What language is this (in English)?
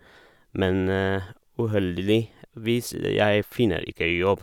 Norwegian